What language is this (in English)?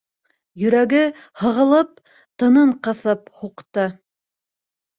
Bashkir